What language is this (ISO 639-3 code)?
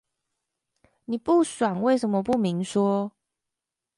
zho